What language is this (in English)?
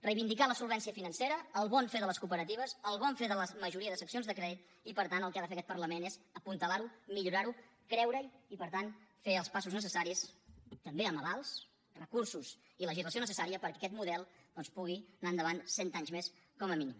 Catalan